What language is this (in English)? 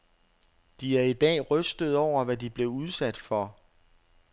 Danish